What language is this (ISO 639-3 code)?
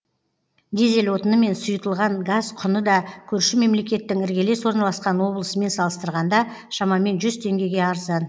kaz